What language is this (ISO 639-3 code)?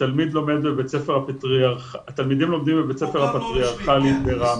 heb